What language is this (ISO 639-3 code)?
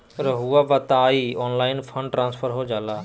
mag